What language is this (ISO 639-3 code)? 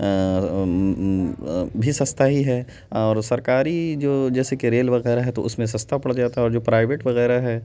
urd